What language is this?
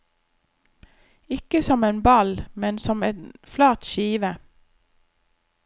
Norwegian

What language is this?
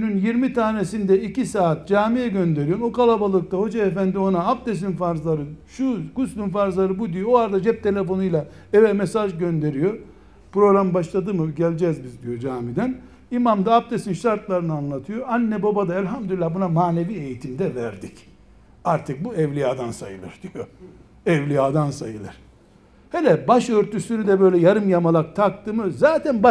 Turkish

